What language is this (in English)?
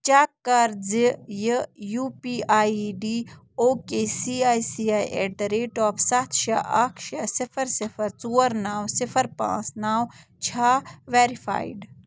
Kashmiri